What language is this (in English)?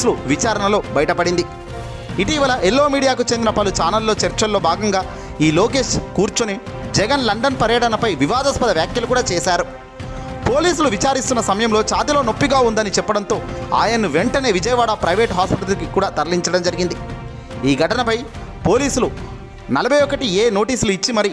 Telugu